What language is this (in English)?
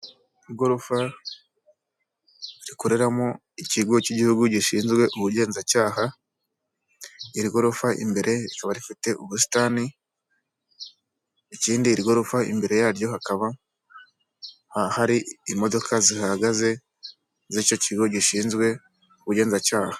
Kinyarwanda